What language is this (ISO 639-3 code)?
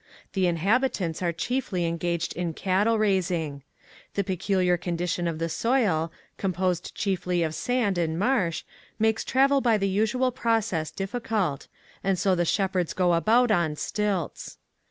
eng